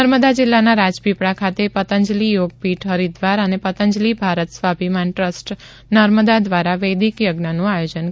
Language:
Gujarati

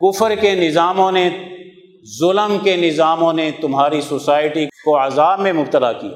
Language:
Urdu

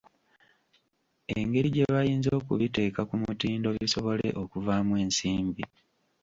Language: Ganda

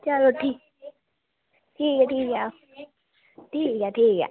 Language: Dogri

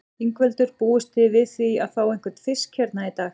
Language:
Icelandic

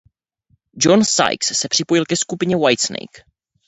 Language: Czech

